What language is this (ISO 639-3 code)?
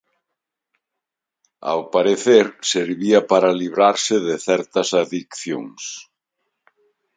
glg